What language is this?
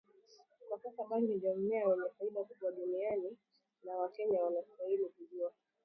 Swahili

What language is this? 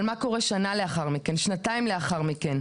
Hebrew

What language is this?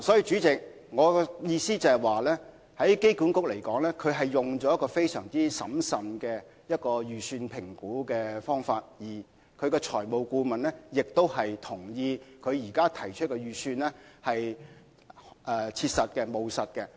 Cantonese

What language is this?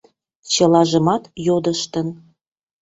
Mari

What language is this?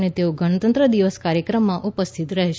Gujarati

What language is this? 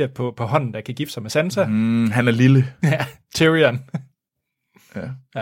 Danish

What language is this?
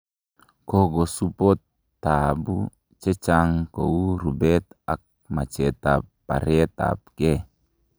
Kalenjin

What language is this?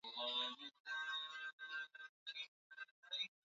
Swahili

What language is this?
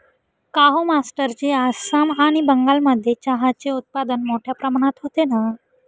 Marathi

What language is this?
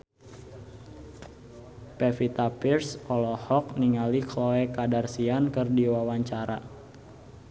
Sundanese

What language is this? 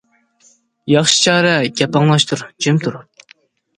Uyghur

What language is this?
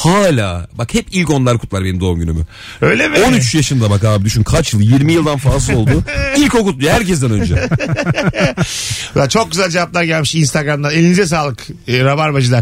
Turkish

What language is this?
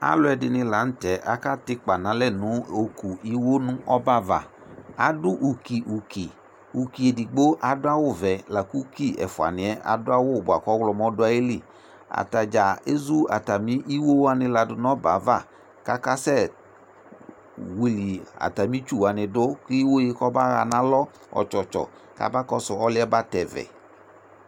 Ikposo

